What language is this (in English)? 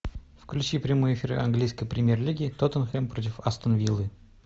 Russian